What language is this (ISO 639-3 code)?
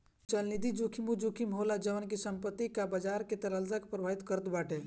bho